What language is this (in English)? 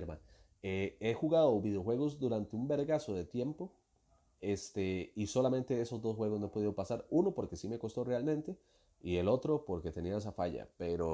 Spanish